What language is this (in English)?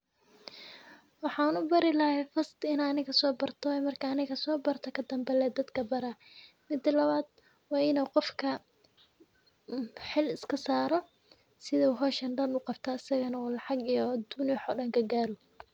Somali